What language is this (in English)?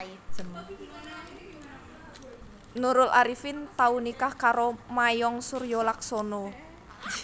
Javanese